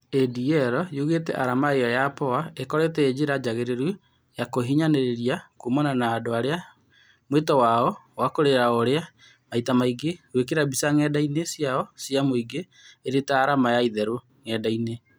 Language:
Kikuyu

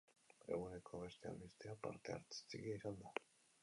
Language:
Basque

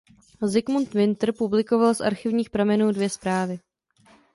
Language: Czech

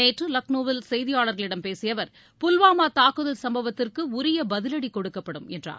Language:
Tamil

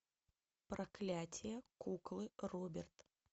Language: Russian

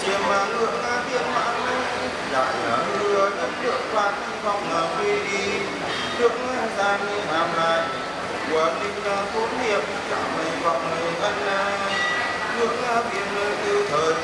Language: Vietnamese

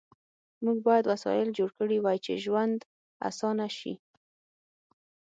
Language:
Pashto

